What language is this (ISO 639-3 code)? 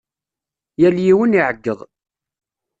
kab